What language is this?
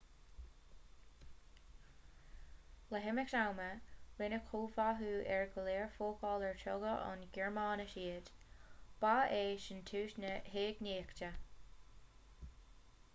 Irish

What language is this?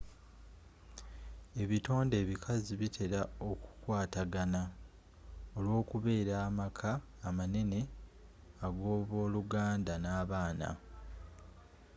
Ganda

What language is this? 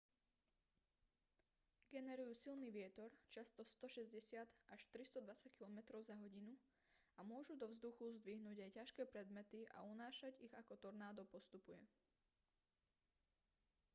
Slovak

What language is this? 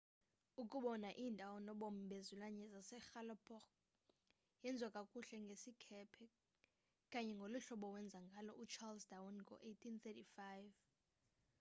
Xhosa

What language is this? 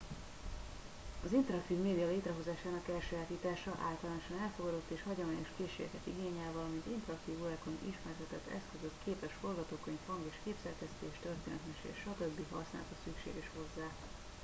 Hungarian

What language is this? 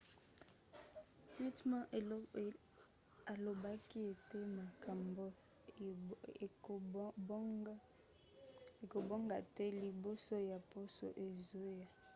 Lingala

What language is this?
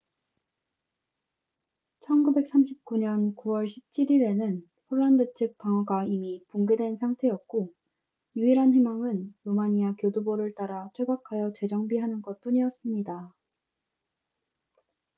Korean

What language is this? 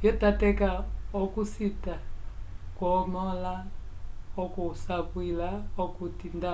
Umbundu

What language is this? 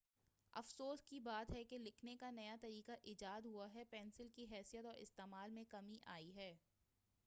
Urdu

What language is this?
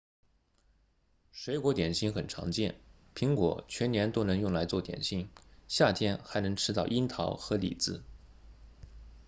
Chinese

